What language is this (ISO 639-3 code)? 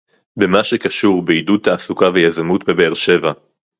heb